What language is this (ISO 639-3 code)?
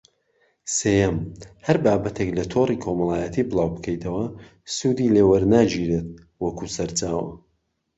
ckb